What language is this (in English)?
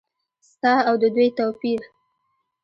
Pashto